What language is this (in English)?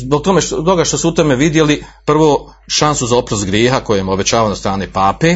Croatian